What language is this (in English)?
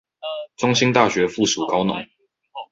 Chinese